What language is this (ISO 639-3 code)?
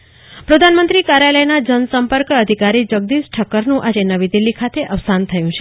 guj